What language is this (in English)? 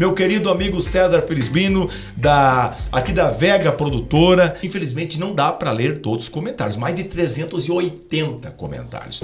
Portuguese